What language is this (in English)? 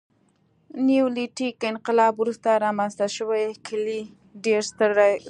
Pashto